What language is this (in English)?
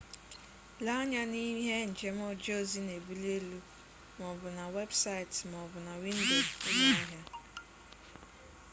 Igbo